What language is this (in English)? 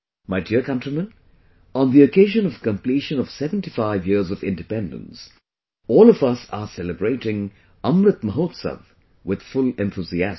English